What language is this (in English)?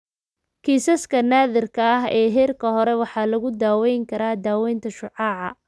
Somali